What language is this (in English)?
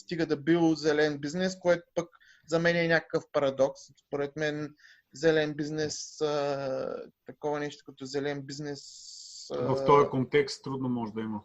Bulgarian